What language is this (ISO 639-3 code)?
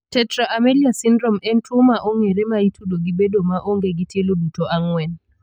luo